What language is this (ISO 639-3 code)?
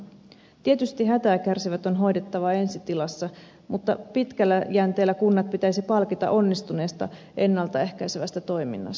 fin